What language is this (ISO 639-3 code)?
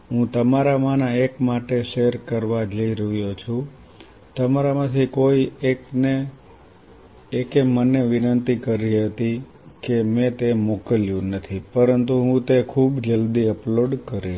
guj